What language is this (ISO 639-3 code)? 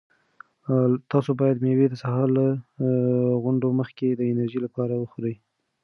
pus